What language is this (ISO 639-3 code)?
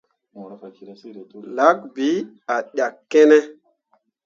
mua